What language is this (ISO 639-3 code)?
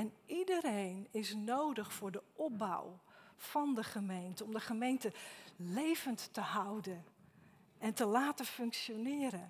nld